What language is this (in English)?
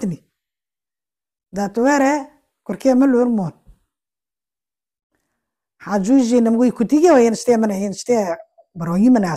Arabic